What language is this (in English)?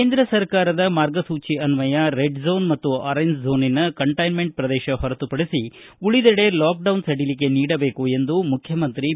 Kannada